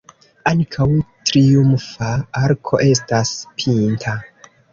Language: Esperanto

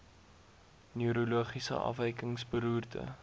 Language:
Afrikaans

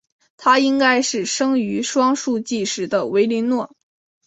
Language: Chinese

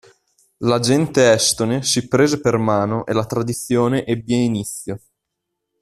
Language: Italian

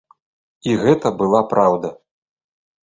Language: Belarusian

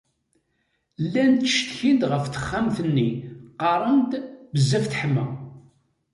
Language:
Kabyle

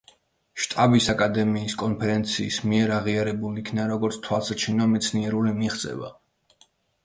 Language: Georgian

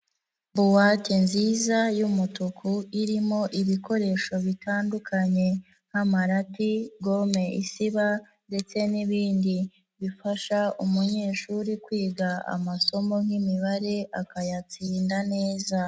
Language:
Kinyarwanda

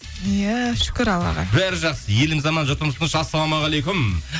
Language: Kazakh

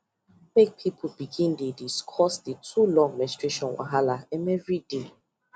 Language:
Nigerian Pidgin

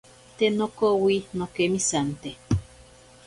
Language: Ashéninka Perené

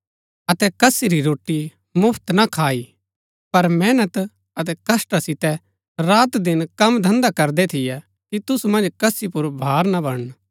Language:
Gaddi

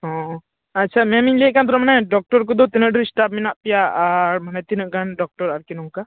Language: Santali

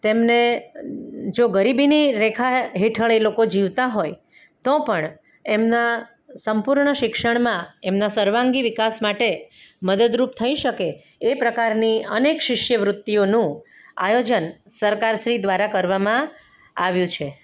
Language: Gujarati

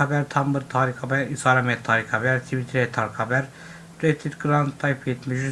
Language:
Turkish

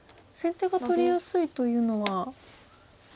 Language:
Japanese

